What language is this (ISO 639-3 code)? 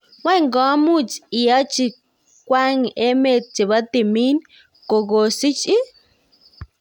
kln